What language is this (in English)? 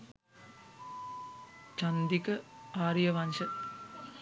Sinhala